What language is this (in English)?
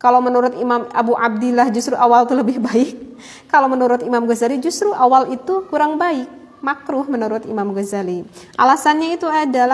Indonesian